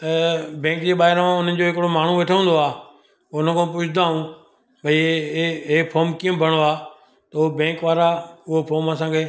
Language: Sindhi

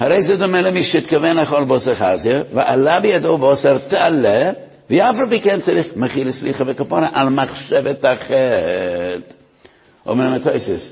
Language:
Hebrew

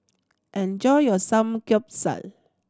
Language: English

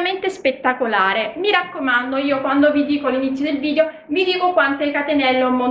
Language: Italian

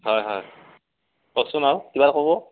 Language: Assamese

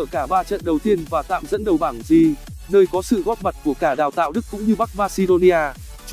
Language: Vietnamese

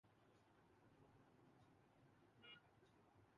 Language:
Urdu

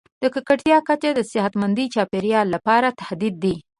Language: Pashto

